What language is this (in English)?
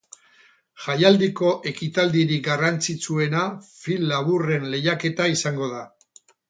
Basque